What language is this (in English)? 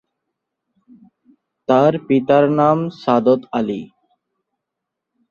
Bangla